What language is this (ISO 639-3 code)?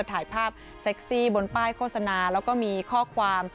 tha